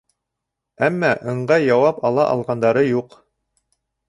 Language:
Bashkir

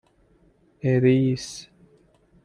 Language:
Persian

